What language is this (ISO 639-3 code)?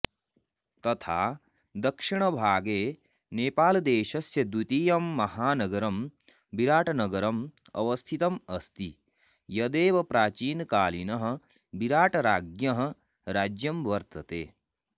san